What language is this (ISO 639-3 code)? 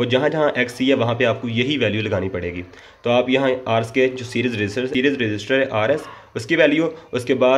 hin